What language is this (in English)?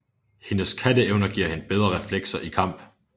Danish